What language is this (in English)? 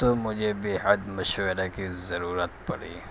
Urdu